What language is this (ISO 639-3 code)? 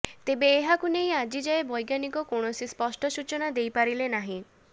ori